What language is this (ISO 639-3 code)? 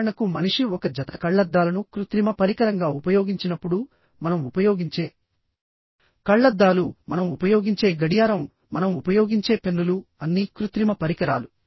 tel